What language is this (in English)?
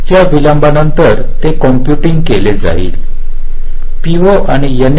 Marathi